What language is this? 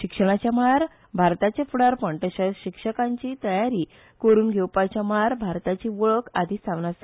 Konkani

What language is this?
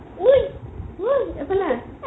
Assamese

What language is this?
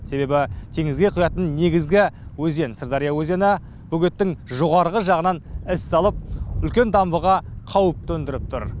Kazakh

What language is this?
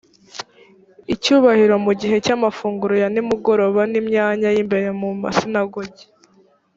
Kinyarwanda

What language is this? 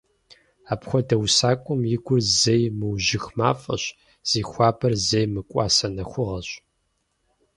Kabardian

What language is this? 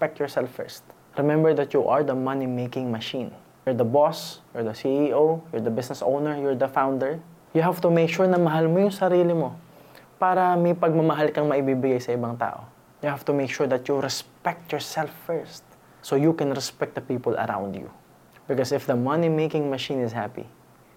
Filipino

